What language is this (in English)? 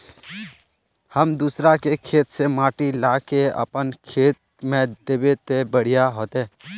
Magahi